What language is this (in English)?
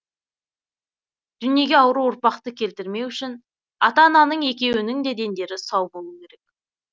Kazakh